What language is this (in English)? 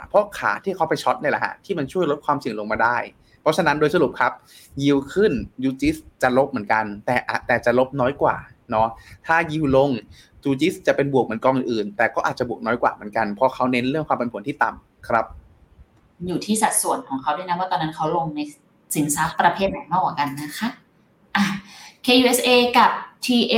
Thai